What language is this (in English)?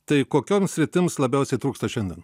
Lithuanian